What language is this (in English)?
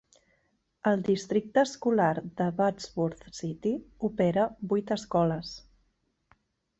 Catalan